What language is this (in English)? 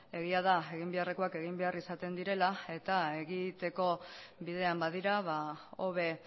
Basque